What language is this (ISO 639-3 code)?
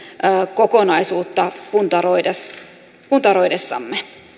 fin